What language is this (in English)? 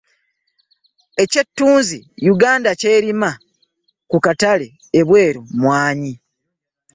Ganda